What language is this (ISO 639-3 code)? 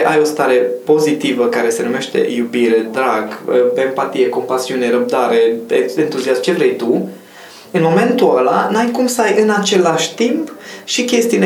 ron